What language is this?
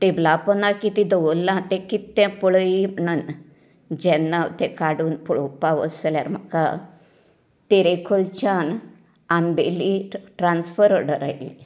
Konkani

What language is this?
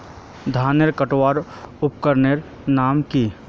Magahi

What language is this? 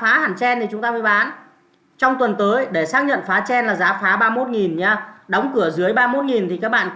Vietnamese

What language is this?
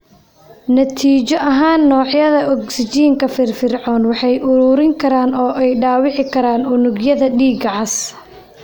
Somali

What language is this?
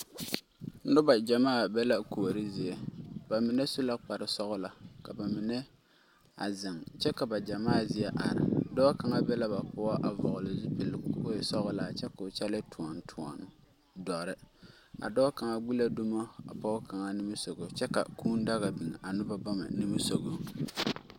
Southern Dagaare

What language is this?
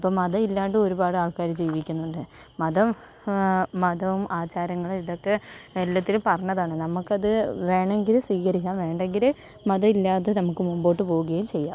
Malayalam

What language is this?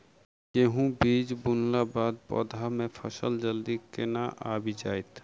Maithili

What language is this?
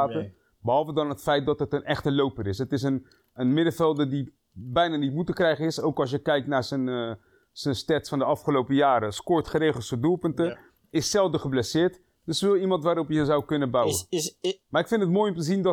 Dutch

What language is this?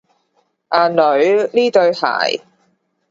Cantonese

